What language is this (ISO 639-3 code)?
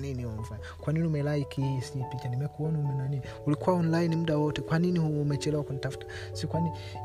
swa